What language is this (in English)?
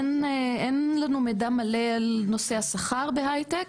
Hebrew